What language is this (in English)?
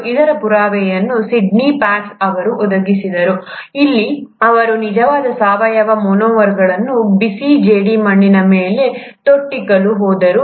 Kannada